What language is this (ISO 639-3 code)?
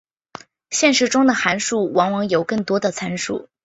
zho